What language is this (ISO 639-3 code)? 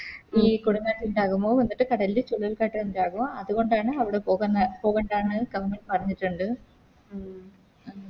mal